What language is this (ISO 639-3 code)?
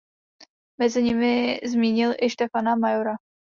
ces